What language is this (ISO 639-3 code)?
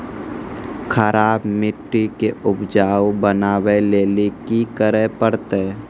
mai